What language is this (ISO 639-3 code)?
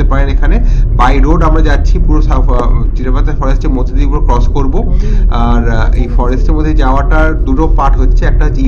ben